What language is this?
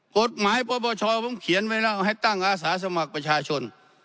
Thai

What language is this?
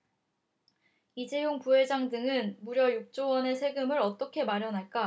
Korean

